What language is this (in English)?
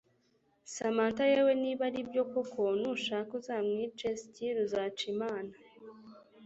Kinyarwanda